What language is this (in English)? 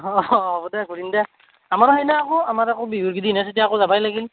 Assamese